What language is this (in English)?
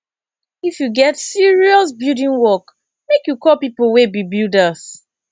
Nigerian Pidgin